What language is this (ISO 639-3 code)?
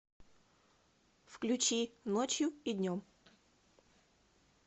rus